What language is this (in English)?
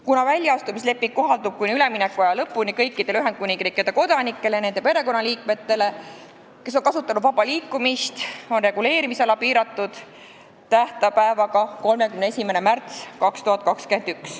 Estonian